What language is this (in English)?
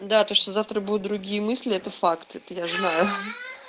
Russian